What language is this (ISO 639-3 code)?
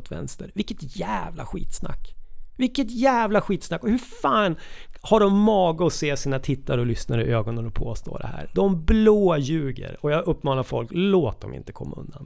swe